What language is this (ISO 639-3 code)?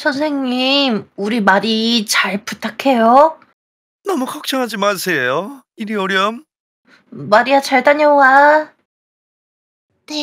kor